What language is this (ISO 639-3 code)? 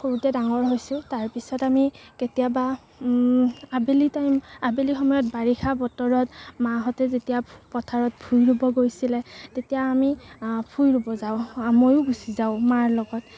asm